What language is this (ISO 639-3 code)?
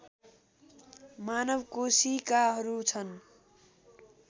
nep